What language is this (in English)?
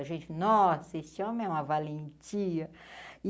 Portuguese